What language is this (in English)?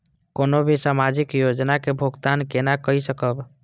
Maithili